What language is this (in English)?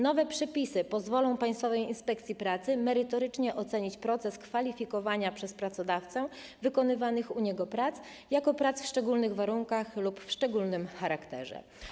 Polish